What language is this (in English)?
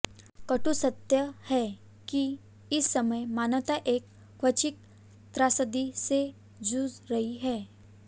Hindi